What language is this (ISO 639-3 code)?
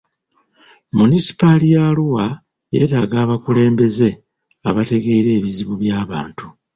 lug